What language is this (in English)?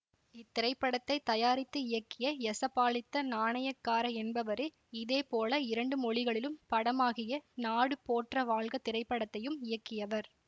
Tamil